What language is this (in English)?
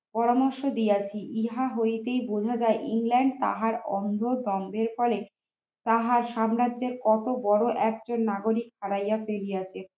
Bangla